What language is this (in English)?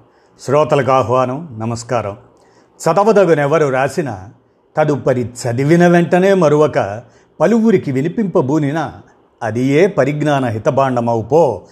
Telugu